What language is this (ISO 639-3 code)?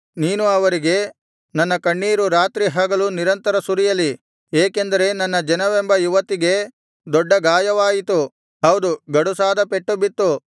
kan